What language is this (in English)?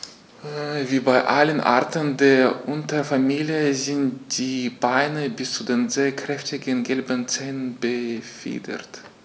German